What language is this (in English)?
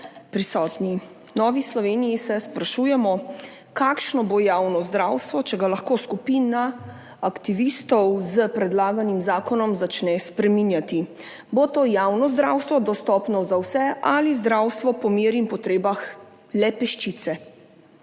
Slovenian